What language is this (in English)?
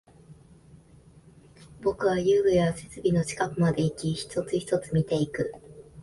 Japanese